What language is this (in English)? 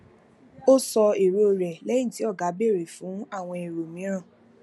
Yoruba